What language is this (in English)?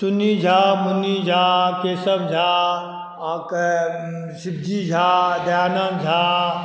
Maithili